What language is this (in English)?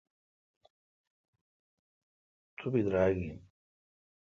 Kalkoti